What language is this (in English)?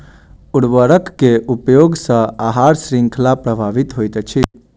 Maithili